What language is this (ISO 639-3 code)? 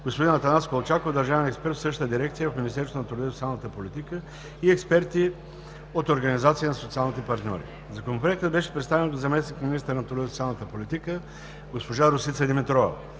bul